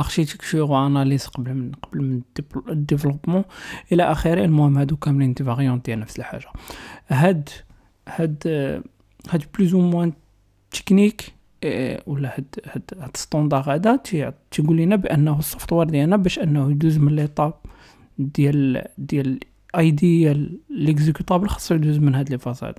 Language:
Arabic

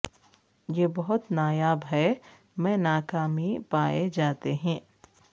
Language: Urdu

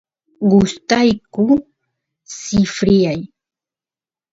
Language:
Santiago del Estero Quichua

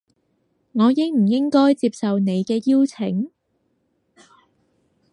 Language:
Cantonese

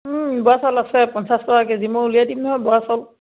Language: Assamese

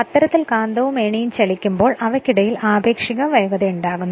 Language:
Malayalam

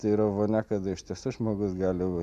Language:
Lithuanian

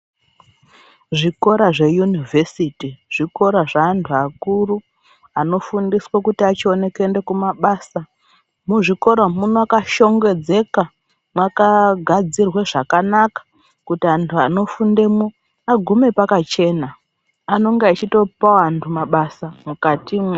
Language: Ndau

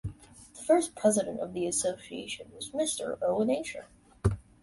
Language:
English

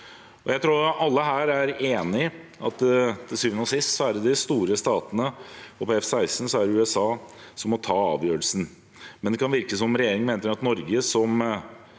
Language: Norwegian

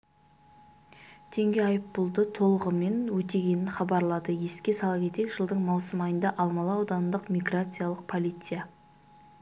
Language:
Kazakh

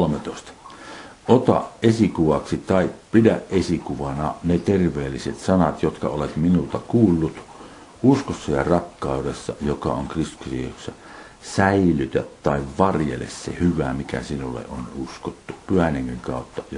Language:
Finnish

